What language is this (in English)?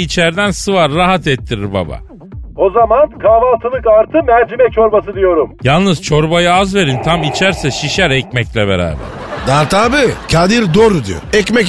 Turkish